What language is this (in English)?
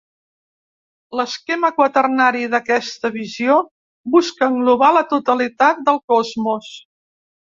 Catalan